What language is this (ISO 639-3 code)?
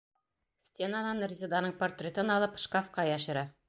bak